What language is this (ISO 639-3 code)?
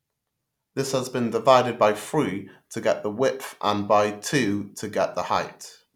eng